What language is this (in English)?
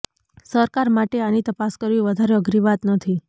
Gujarati